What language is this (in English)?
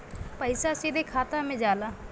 Bhojpuri